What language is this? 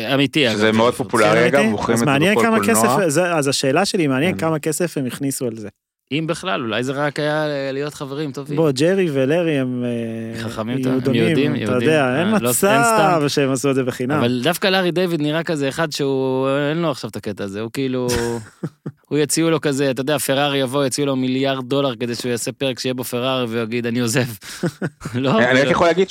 Hebrew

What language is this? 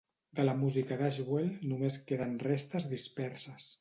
Catalan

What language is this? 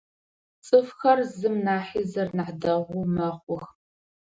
Adyghe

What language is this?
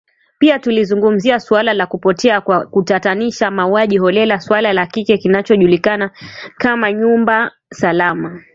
Swahili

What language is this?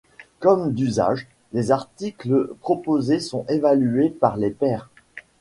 French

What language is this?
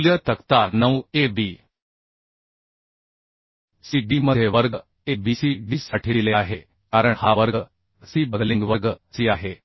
Marathi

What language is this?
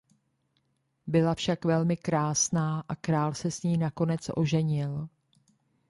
Czech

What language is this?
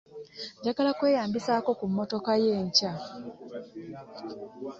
Ganda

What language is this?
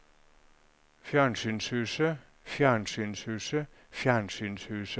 Norwegian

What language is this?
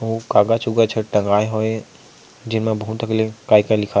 Chhattisgarhi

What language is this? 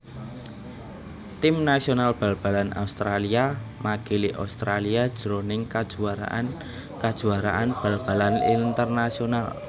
Javanese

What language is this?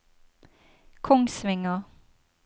Norwegian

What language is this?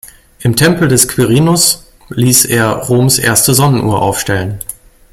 German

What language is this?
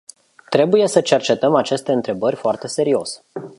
Romanian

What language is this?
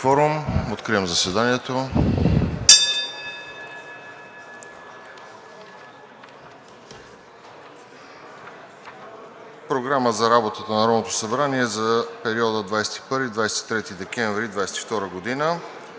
Bulgarian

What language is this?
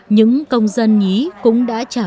Vietnamese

